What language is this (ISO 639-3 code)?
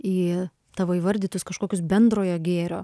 lit